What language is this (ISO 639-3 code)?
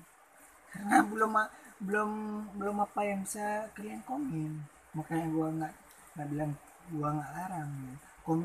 ind